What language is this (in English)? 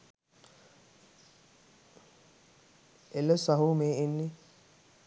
Sinhala